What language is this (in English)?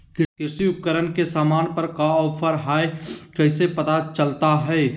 Magahi